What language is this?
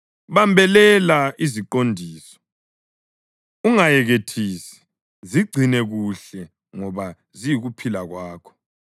North Ndebele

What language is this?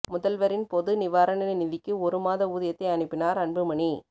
Tamil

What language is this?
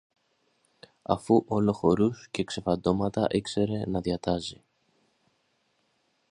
Greek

